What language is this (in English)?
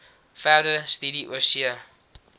Afrikaans